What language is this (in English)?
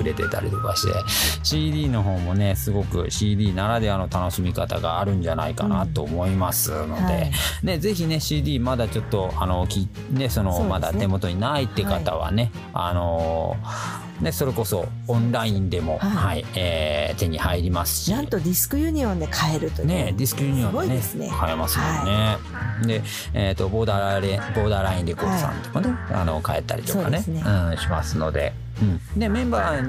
Japanese